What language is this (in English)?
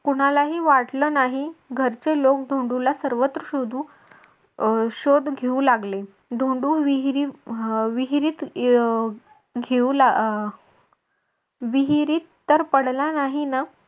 Marathi